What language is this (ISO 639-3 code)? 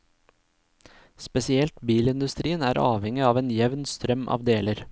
nor